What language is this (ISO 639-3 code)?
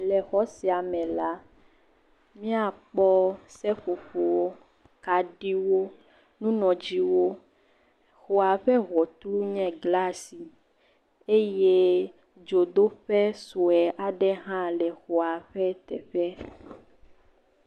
ewe